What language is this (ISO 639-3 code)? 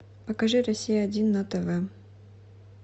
rus